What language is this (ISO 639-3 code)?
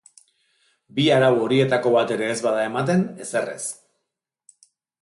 eus